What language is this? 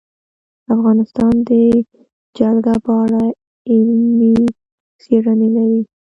Pashto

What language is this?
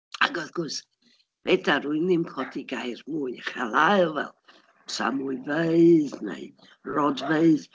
Welsh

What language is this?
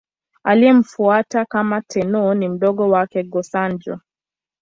Swahili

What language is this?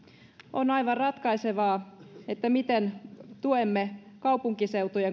Finnish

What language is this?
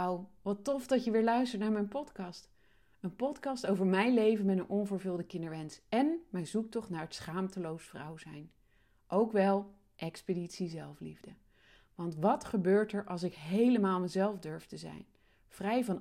Dutch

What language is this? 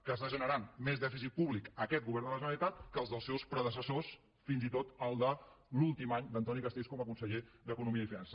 Catalan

